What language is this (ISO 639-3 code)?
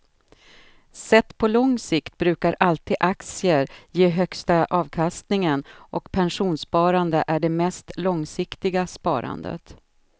swe